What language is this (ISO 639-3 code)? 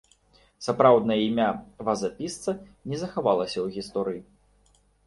bel